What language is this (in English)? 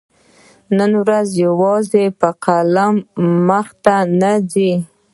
Pashto